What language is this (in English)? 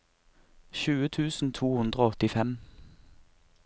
Norwegian